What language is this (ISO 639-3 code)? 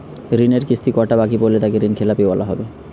ben